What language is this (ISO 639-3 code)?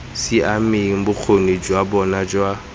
tsn